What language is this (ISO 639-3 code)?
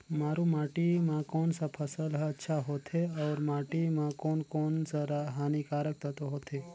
hne